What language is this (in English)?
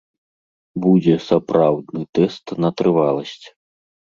Belarusian